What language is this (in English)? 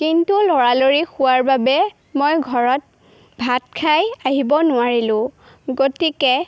Assamese